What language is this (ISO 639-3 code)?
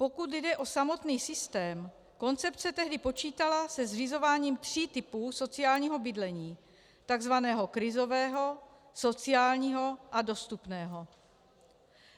ces